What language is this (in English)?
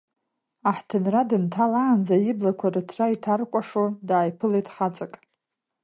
Abkhazian